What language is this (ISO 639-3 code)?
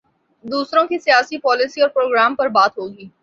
urd